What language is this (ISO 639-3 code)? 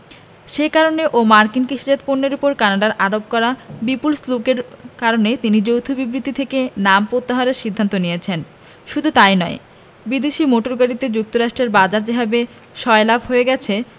ben